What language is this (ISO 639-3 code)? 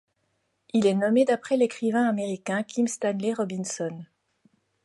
fra